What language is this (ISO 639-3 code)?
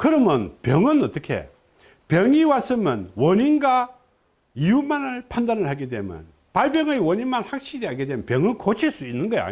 kor